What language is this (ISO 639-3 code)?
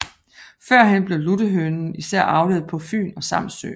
dan